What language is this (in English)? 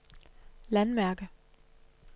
Danish